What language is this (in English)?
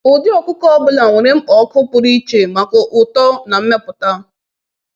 Igbo